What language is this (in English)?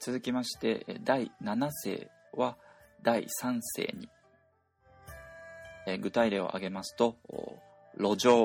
Japanese